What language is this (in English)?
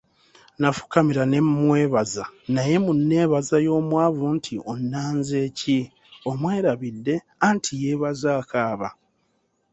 Ganda